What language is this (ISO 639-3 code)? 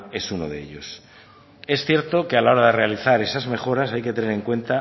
spa